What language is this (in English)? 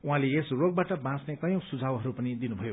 Nepali